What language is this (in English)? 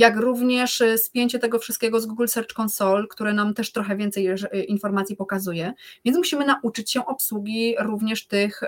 Polish